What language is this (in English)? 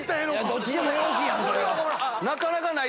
Japanese